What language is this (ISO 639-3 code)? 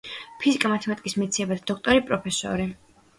kat